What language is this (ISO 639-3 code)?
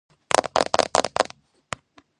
kat